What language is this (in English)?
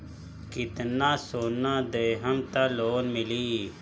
Bhojpuri